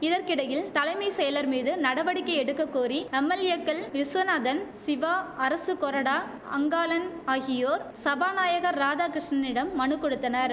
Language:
Tamil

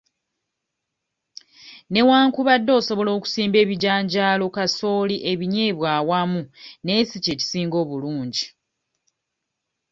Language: Ganda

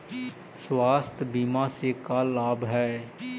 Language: Magahi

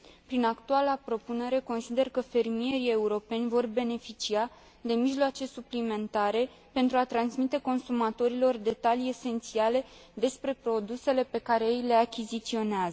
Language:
Romanian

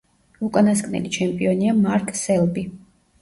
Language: Georgian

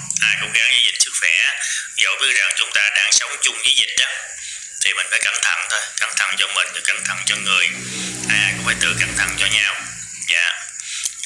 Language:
Vietnamese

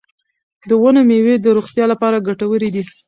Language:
Pashto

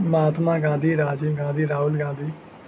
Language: Urdu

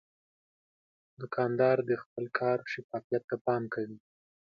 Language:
Pashto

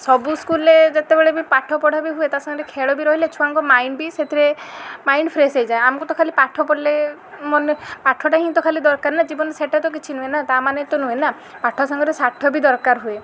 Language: Odia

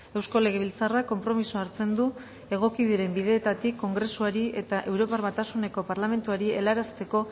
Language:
Basque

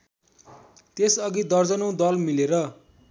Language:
Nepali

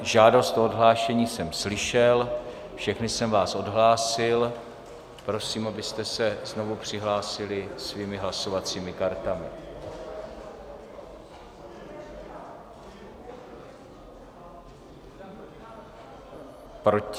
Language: Czech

